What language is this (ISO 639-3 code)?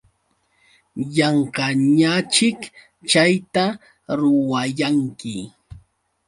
qux